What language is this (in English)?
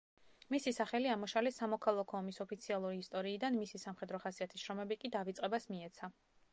Georgian